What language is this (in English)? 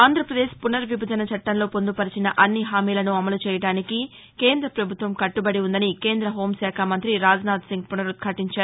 Telugu